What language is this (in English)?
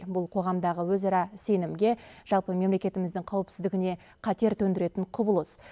Kazakh